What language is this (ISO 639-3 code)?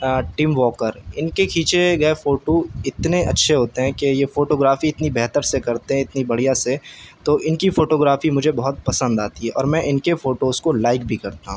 urd